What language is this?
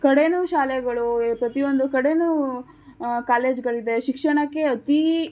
Kannada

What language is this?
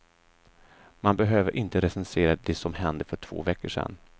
Swedish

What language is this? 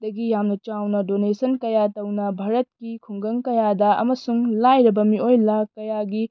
Manipuri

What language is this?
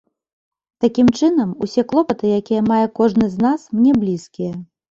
Belarusian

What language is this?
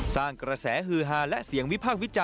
Thai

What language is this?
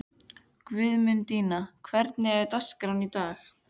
Icelandic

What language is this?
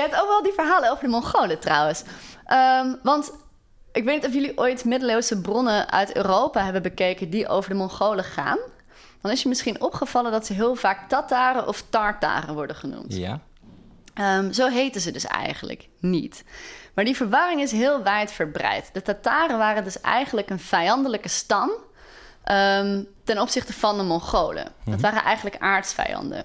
Dutch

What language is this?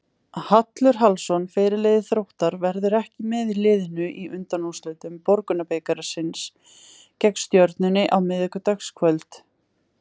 Icelandic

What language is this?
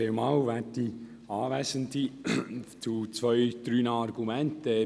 Swiss German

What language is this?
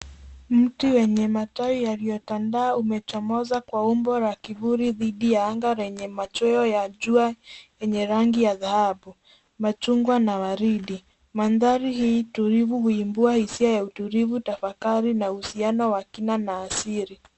Swahili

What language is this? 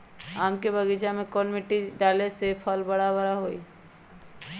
Magahi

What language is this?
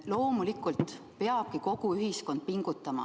Estonian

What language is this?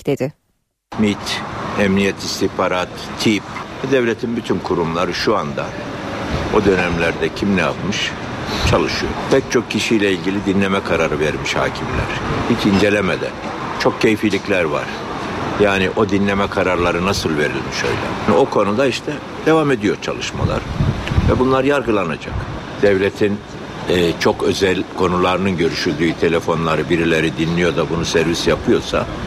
Turkish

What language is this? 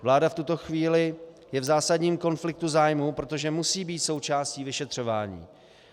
Czech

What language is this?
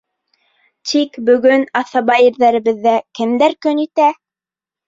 Bashkir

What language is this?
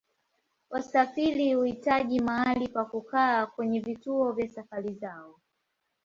Swahili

